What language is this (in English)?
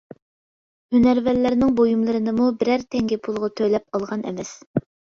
Uyghur